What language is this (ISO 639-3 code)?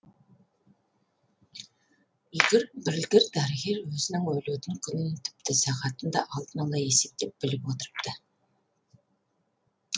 kaz